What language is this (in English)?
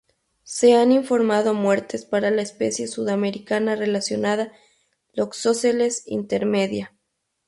Spanish